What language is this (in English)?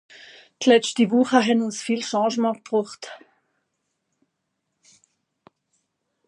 Swiss German